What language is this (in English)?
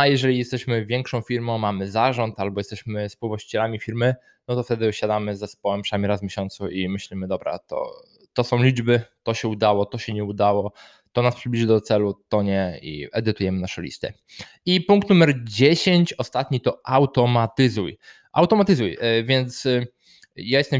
Polish